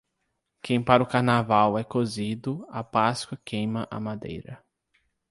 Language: Portuguese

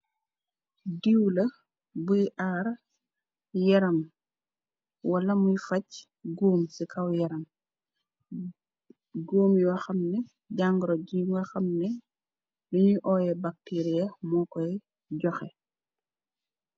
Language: Wolof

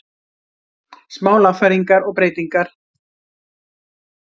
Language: Icelandic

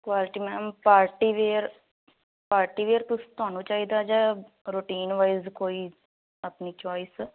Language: Punjabi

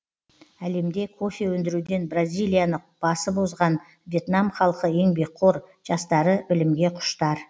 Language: Kazakh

